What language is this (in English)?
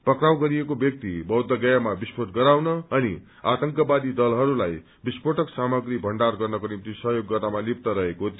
Nepali